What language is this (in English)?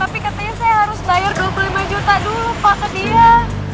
Indonesian